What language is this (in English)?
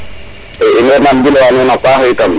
Serer